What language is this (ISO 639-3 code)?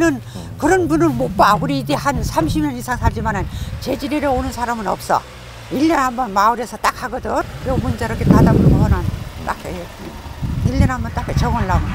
kor